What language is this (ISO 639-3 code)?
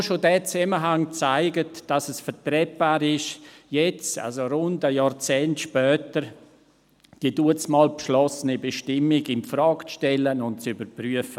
gsw